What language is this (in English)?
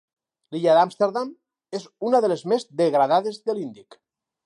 Catalan